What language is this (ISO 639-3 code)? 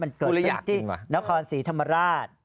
tha